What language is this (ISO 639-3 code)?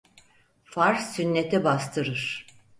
tur